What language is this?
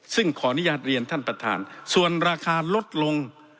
Thai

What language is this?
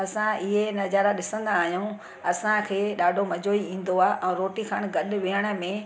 Sindhi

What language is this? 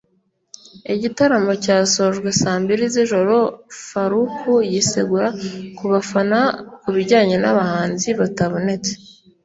Kinyarwanda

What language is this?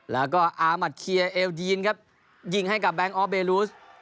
Thai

